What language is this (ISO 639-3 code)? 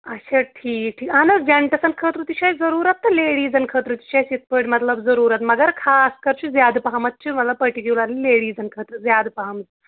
kas